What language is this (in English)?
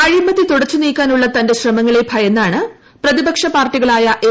Malayalam